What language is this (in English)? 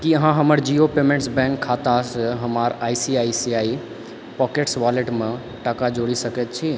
Maithili